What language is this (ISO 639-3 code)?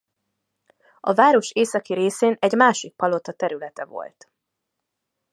hun